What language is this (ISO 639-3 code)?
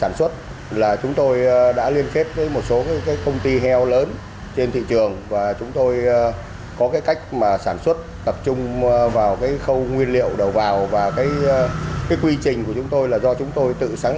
vie